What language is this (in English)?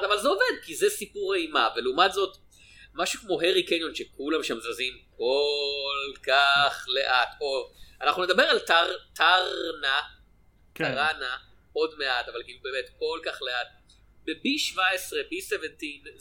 Hebrew